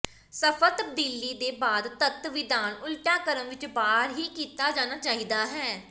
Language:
Punjabi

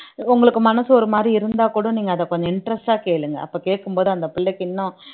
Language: Tamil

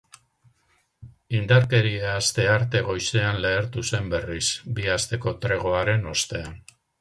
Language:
Basque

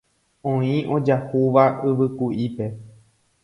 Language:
Guarani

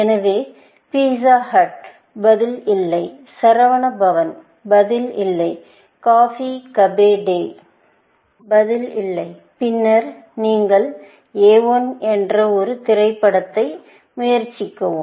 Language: Tamil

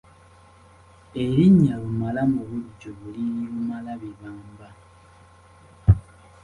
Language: Ganda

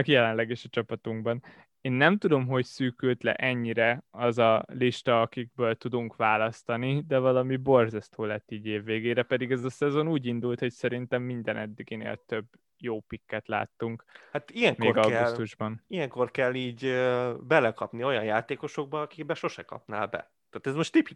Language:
Hungarian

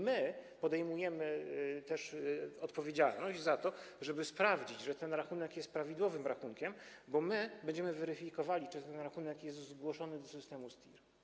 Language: Polish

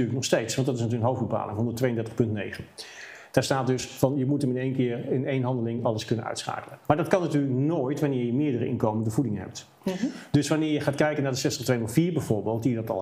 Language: Dutch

